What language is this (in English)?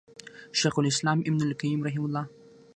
Pashto